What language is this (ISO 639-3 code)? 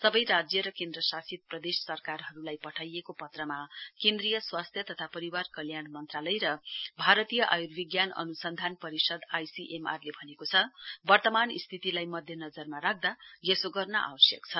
nep